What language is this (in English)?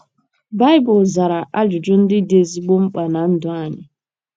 Igbo